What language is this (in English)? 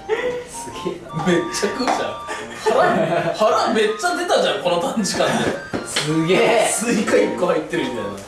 Japanese